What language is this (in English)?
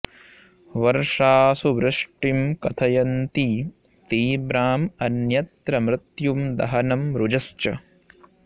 Sanskrit